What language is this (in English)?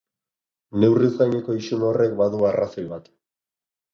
Basque